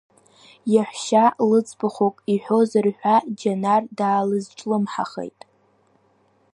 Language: Abkhazian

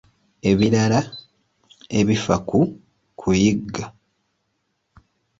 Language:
Ganda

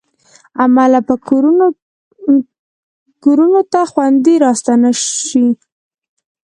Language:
Pashto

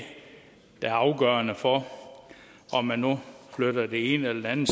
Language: Danish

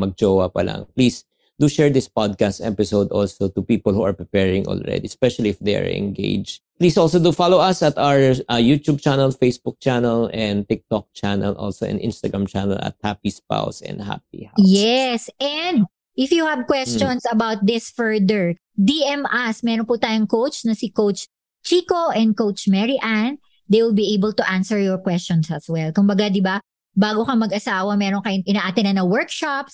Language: Filipino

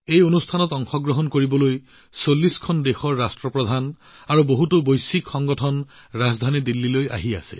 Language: Assamese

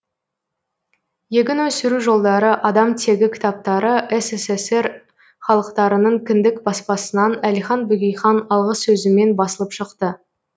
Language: Kazakh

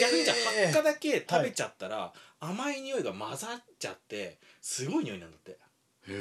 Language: Japanese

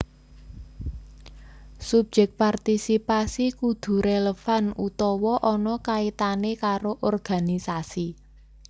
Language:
Javanese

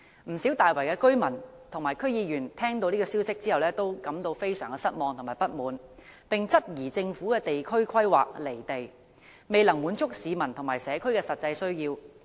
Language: Cantonese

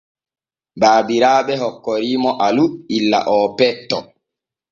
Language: Borgu Fulfulde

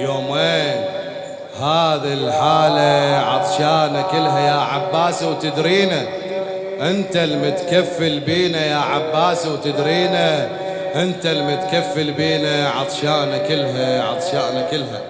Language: Arabic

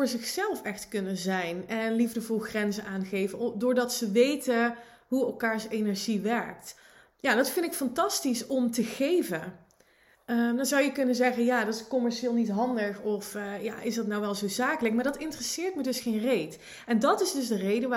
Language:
Dutch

